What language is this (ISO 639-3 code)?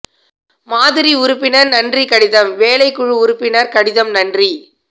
tam